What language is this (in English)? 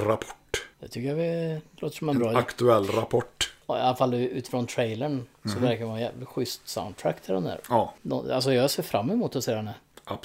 Swedish